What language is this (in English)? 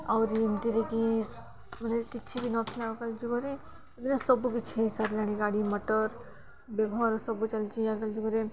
Odia